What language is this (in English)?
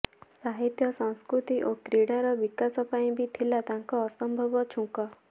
Odia